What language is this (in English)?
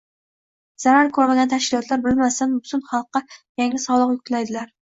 Uzbek